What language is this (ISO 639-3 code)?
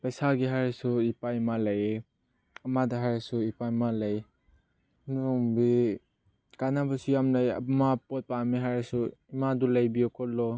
mni